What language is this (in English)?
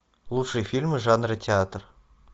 Russian